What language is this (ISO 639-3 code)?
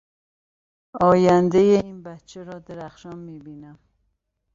fas